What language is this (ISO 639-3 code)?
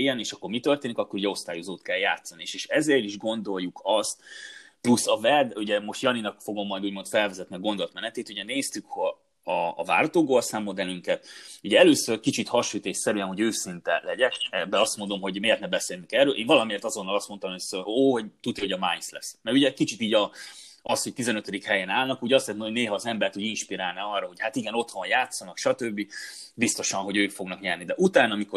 hun